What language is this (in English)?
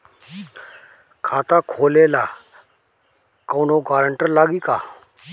Bhojpuri